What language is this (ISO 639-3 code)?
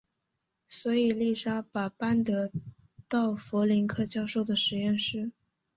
zho